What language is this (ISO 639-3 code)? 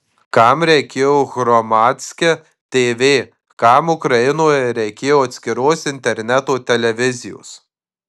lit